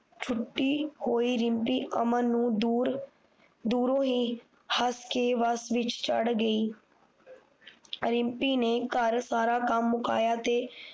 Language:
Punjabi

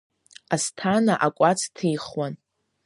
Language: Abkhazian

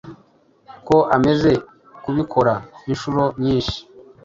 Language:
Kinyarwanda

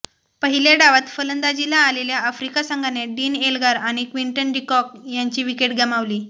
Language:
Marathi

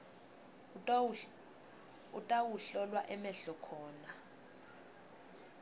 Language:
Swati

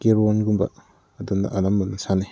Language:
Manipuri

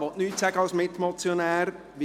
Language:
Swiss German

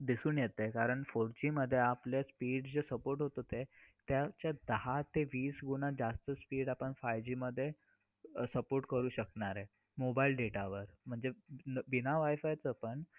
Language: Marathi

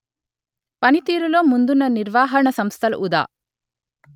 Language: Telugu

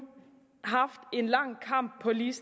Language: Danish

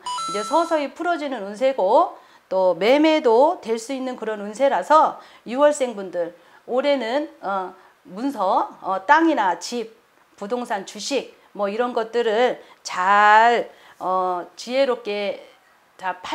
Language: Korean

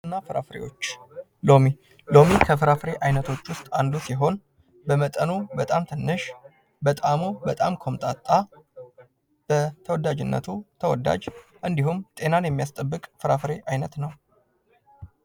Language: Amharic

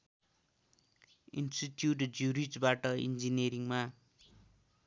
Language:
Nepali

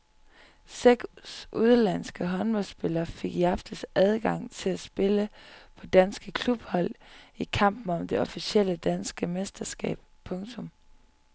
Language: Danish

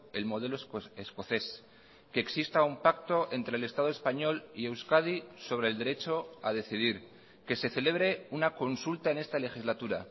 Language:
Spanish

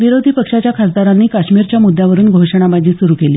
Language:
Marathi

